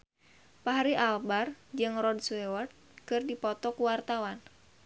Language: Sundanese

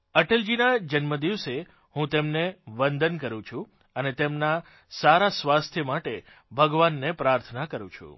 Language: Gujarati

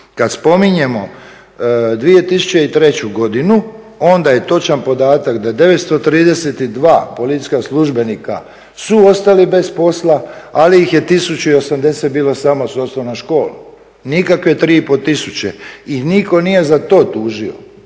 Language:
Croatian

